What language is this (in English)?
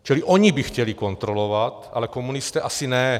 Czech